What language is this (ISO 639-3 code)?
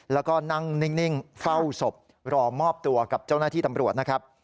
tha